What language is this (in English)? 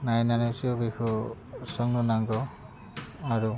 Bodo